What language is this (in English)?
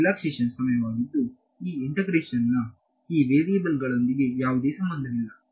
Kannada